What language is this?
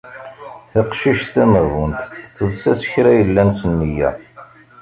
Kabyle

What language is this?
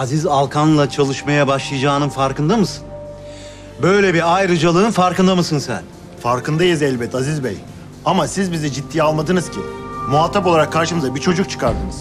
Turkish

